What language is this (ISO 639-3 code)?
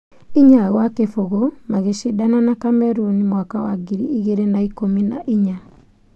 kik